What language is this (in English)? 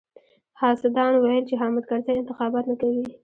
Pashto